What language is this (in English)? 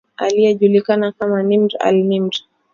Swahili